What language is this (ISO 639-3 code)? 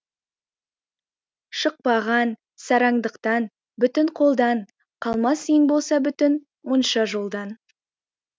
kaz